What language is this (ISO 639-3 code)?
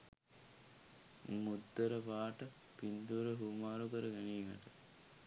sin